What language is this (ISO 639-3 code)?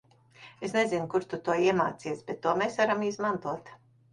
lav